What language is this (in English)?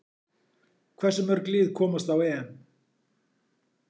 Icelandic